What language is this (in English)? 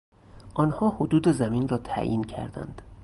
Persian